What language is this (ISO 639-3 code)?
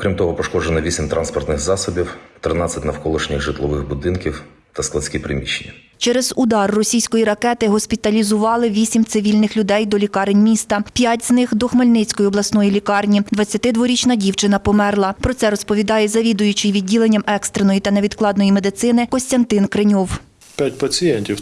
ukr